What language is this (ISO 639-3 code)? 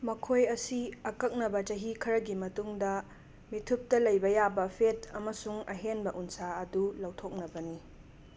mni